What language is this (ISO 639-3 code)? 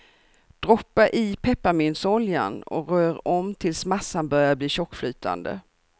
swe